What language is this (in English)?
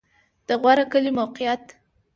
Pashto